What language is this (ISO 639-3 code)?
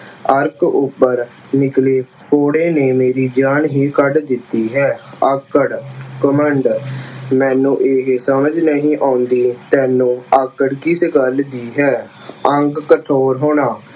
pan